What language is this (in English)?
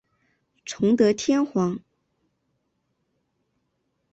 Chinese